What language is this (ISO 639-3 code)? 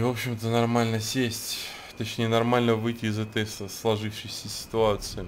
rus